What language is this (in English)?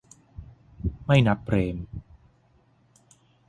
Thai